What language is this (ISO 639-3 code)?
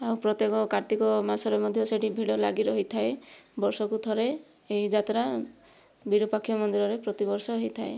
ori